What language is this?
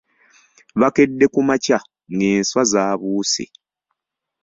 Ganda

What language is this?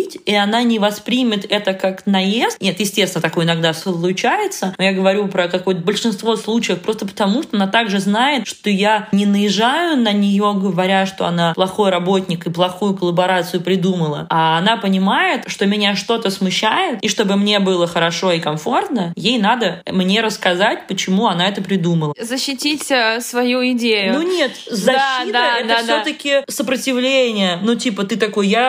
Russian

